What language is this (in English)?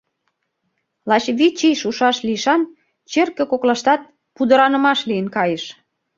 Mari